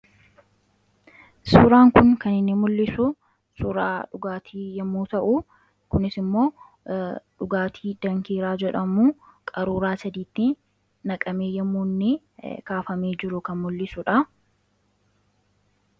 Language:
Oromo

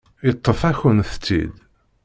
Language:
Kabyle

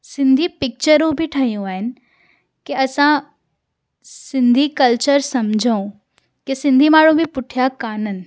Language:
Sindhi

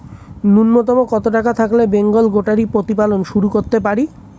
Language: Bangla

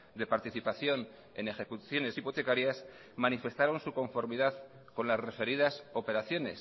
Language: Spanish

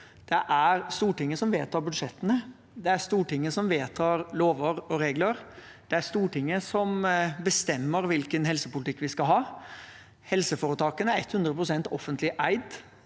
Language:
Norwegian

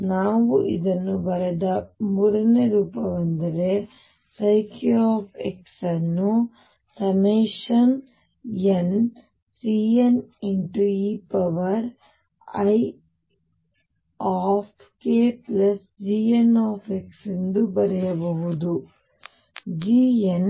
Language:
Kannada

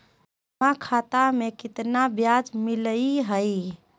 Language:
Magahi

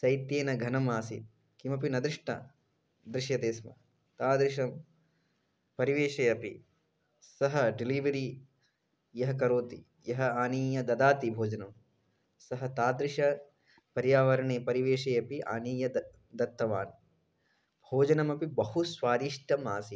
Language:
Sanskrit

